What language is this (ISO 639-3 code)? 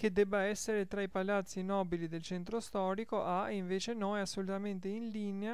ita